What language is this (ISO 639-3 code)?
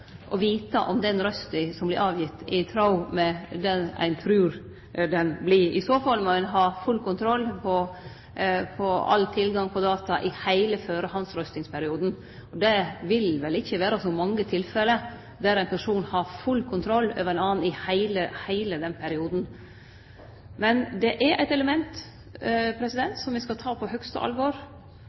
nno